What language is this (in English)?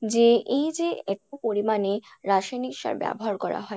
Bangla